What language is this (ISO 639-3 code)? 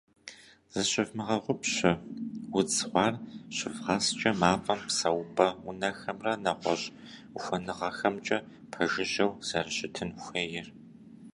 kbd